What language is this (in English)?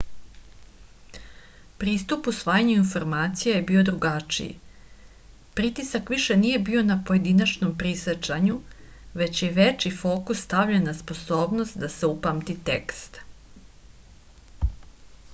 Serbian